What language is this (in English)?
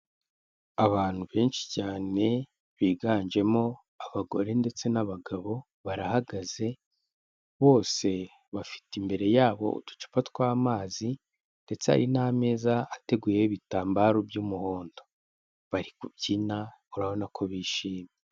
Kinyarwanda